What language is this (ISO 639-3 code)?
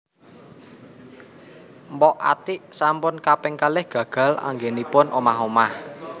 jav